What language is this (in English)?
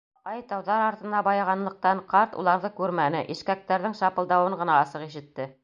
Bashkir